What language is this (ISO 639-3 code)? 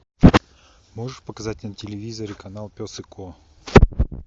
rus